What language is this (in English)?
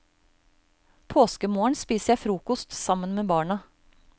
Norwegian